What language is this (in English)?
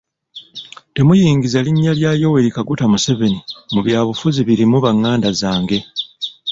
Ganda